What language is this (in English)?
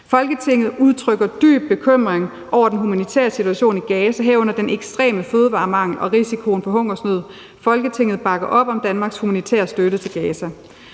Danish